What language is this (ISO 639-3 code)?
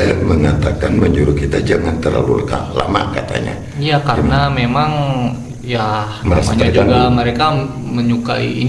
ind